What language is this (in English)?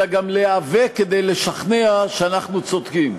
Hebrew